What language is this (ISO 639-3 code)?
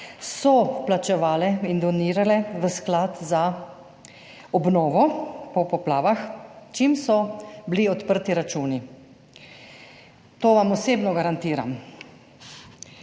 slv